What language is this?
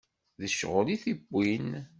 Kabyle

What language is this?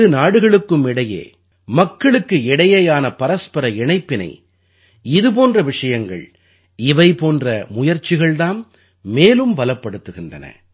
Tamil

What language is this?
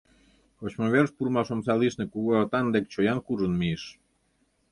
Mari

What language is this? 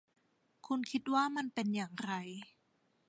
Thai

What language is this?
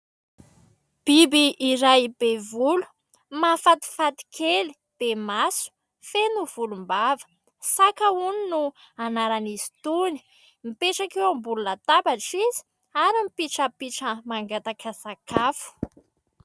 Malagasy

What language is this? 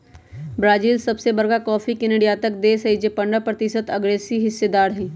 Magahi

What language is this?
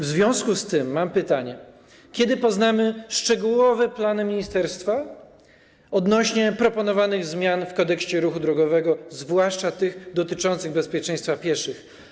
Polish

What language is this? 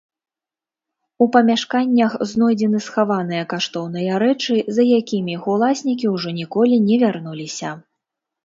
Belarusian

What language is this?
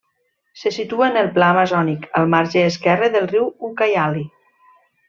Catalan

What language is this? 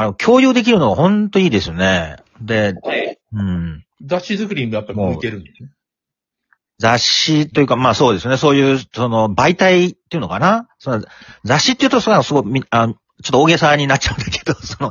Japanese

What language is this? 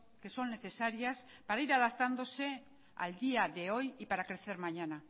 Spanish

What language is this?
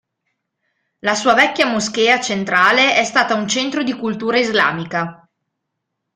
Italian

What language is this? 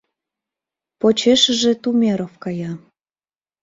Mari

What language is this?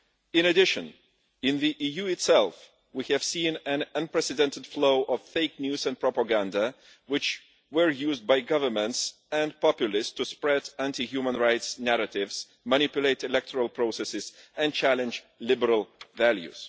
English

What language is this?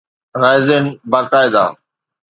Sindhi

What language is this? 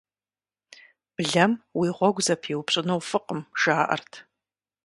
Kabardian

